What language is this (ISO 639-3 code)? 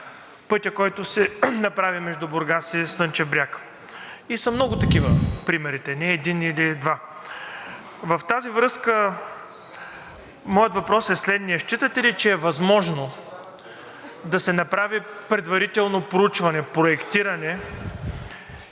bul